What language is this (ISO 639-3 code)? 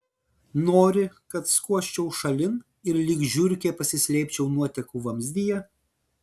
lit